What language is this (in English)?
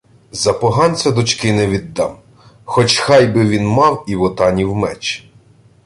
Ukrainian